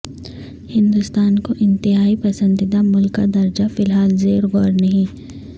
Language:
Urdu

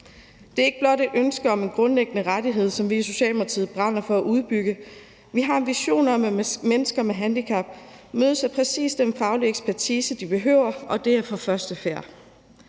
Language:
Danish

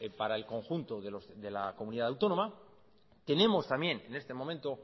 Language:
Spanish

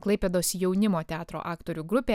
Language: Lithuanian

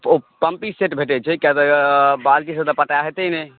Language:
Maithili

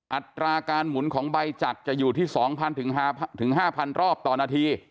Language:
Thai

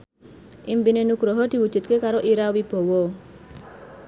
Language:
Javanese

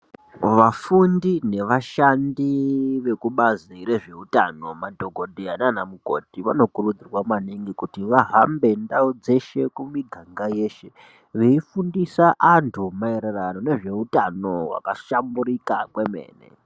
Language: Ndau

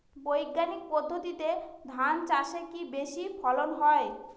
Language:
Bangla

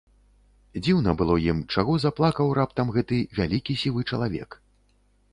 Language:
Belarusian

